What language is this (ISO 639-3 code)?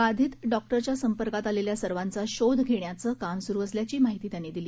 mar